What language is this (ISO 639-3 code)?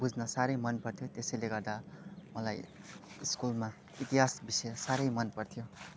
nep